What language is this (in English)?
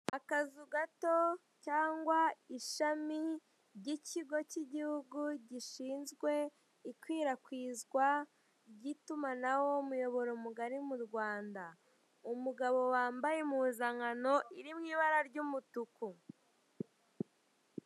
Kinyarwanda